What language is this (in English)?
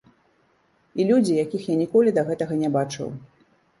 Belarusian